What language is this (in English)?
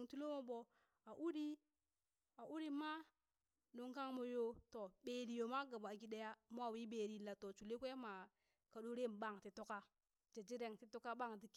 Burak